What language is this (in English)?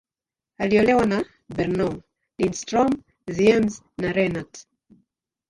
Swahili